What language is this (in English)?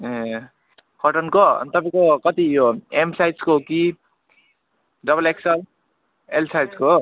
Nepali